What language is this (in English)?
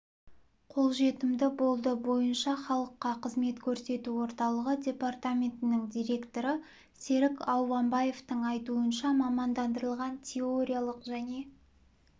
Kazakh